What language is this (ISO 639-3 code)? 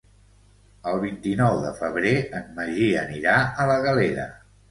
cat